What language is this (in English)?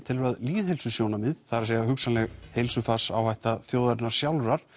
Icelandic